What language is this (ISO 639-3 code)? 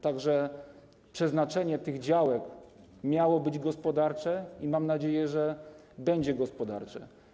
pol